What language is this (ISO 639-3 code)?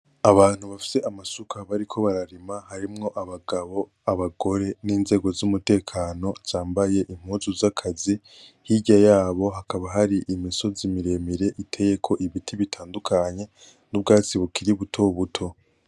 run